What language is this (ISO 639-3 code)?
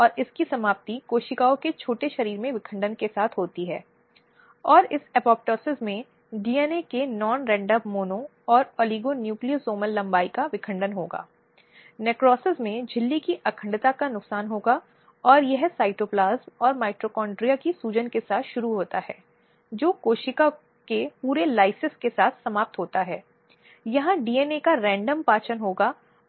hin